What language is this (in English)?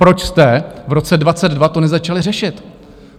Czech